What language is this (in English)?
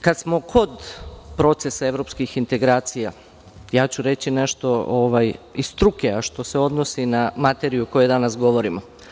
Serbian